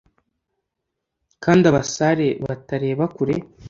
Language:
Kinyarwanda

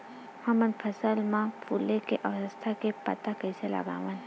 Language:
Chhattisgarhi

